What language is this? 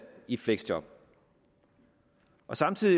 Danish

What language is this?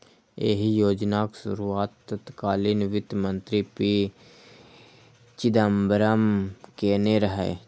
Maithili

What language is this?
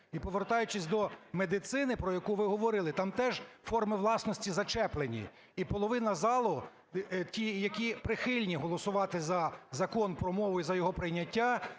Ukrainian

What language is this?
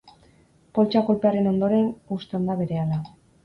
Basque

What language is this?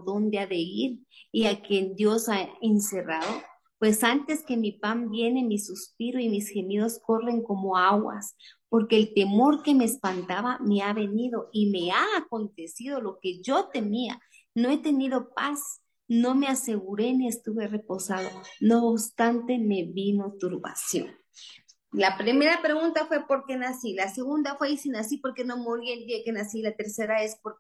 Spanish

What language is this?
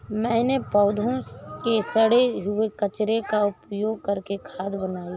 Hindi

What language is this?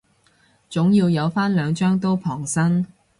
Cantonese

